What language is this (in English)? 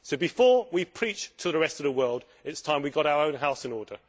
English